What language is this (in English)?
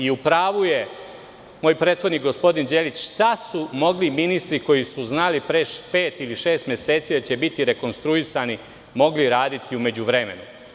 Serbian